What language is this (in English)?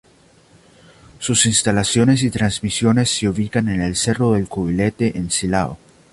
Spanish